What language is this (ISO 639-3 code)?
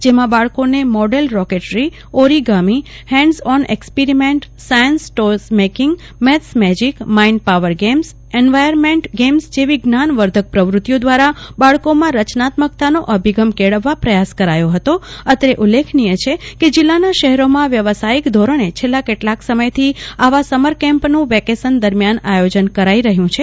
guj